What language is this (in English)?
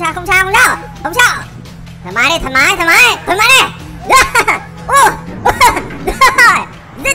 Vietnamese